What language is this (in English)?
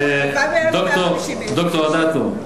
Hebrew